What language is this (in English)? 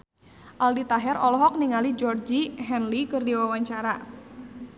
Sundanese